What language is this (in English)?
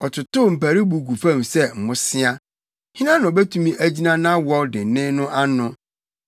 Akan